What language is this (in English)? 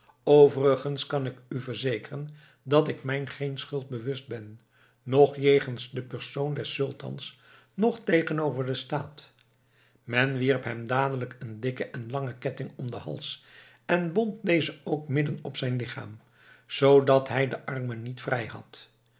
Dutch